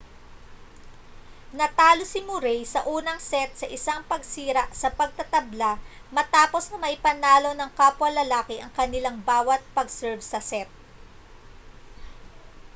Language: Filipino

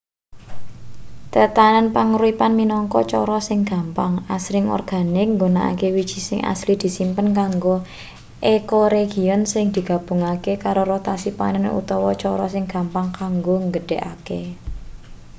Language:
Javanese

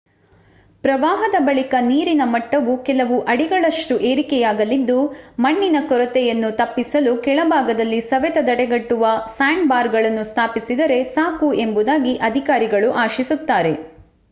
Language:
Kannada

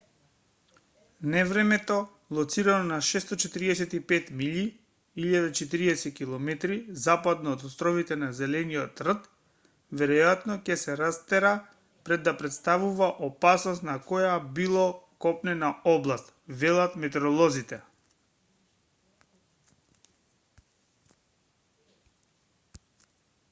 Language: Macedonian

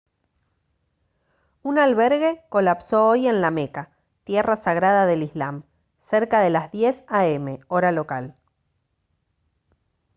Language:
Spanish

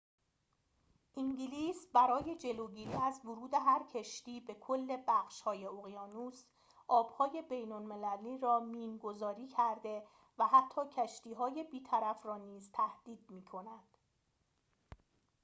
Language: Persian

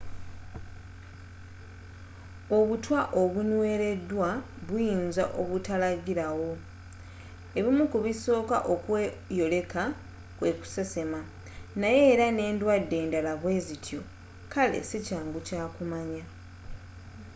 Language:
Ganda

